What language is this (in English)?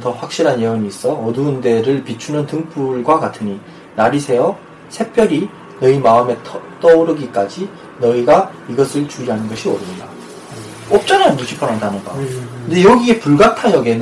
Korean